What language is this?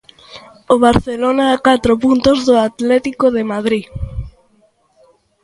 Galician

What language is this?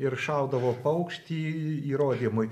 Lithuanian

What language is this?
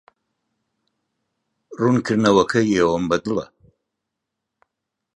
Central Kurdish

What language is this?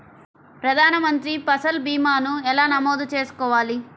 Telugu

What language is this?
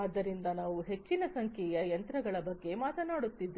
Kannada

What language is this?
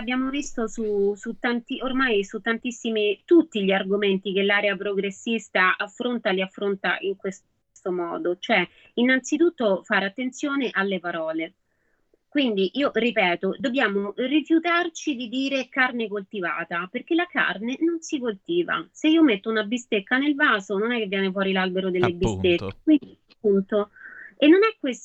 Italian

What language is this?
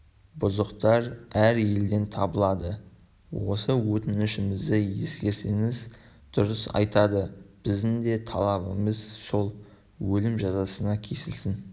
Kazakh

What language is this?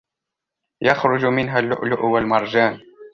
Arabic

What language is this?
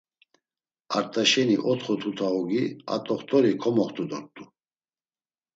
Laz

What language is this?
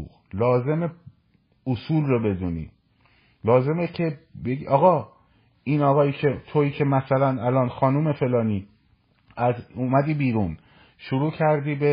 Persian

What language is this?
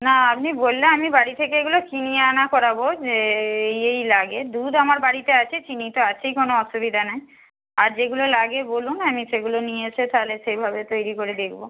Bangla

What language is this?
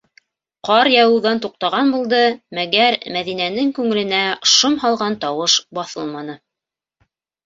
Bashkir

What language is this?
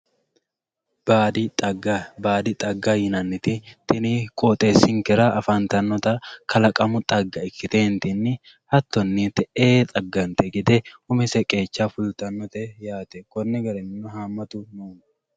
Sidamo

